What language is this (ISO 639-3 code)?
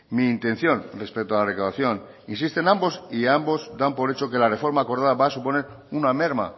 spa